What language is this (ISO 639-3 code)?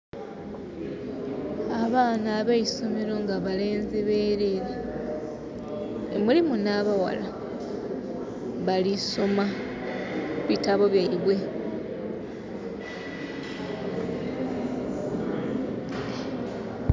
xog